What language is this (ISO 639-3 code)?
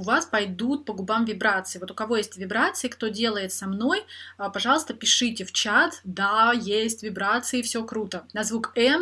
rus